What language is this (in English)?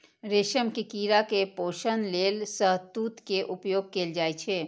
Maithili